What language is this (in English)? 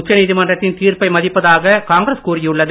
Tamil